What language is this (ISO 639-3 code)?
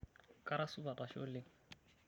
mas